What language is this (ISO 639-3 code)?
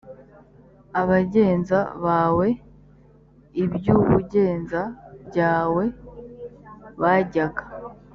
kin